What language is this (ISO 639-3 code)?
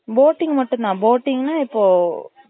tam